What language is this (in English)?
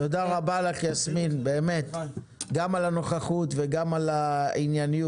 Hebrew